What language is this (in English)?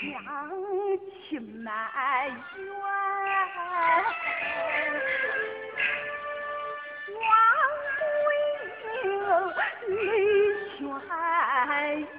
Chinese